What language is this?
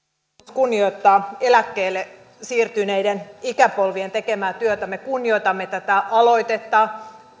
Finnish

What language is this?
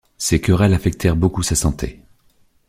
French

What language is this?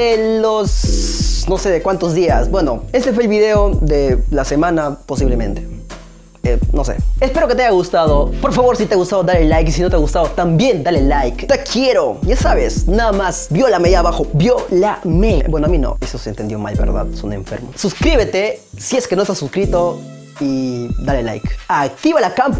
Spanish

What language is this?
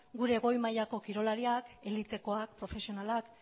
Basque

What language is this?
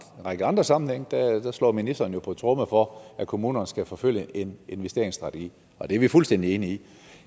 Danish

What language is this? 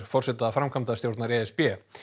Icelandic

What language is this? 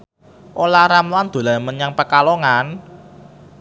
Javanese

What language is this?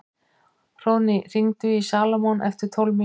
Icelandic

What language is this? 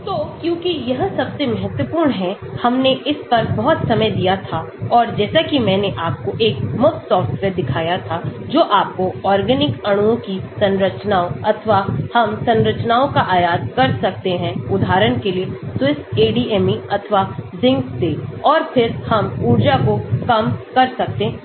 Hindi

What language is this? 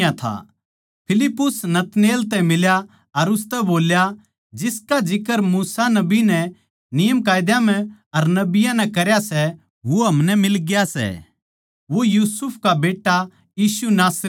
Haryanvi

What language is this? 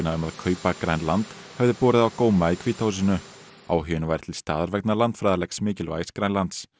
Icelandic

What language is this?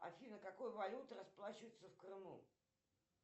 Russian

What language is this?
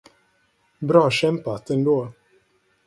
Swedish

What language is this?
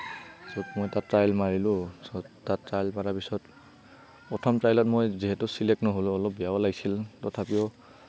Assamese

